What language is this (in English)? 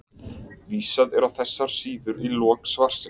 Icelandic